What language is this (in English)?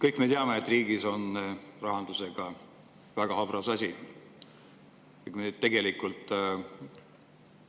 Estonian